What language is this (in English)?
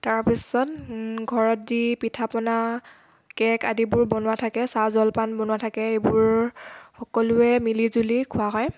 Assamese